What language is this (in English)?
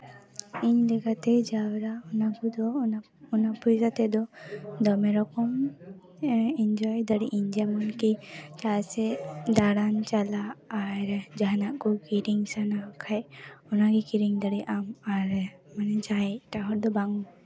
Santali